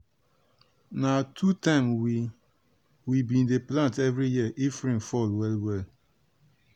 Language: Nigerian Pidgin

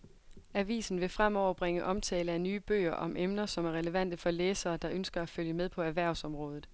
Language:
Danish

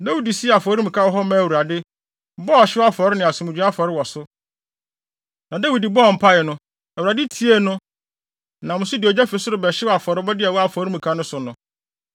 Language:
Akan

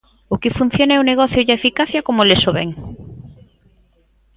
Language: Galician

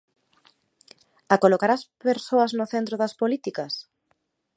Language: Galician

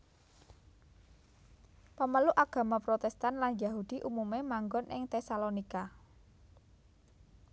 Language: Javanese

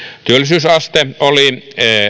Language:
Finnish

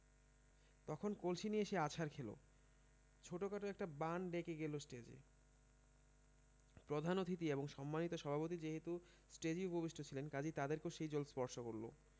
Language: Bangla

